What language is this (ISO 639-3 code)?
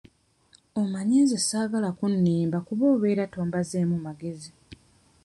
lug